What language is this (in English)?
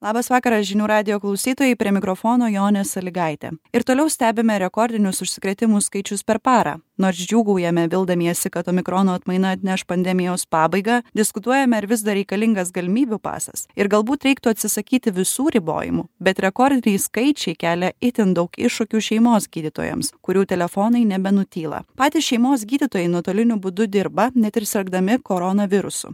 Lithuanian